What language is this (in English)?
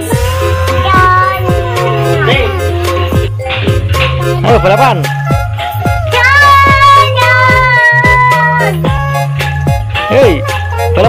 Indonesian